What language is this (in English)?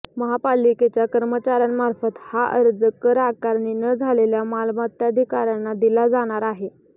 Marathi